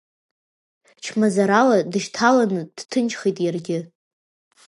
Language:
Abkhazian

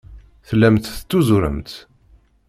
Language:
Kabyle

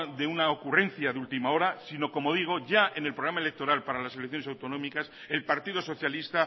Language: Spanish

